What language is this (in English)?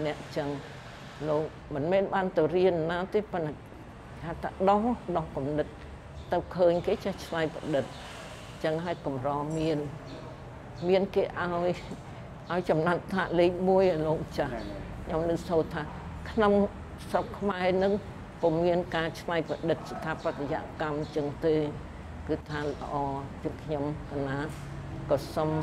Thai